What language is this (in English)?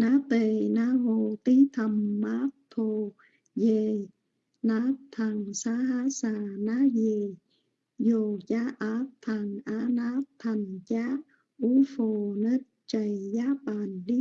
Vietnamese